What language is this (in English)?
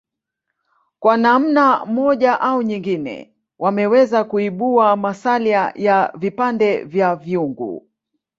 Swahili